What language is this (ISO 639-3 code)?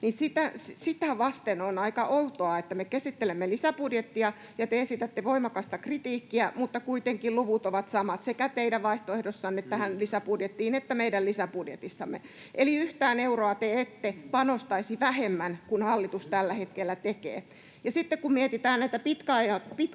fin